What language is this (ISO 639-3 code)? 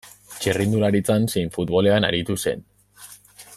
eus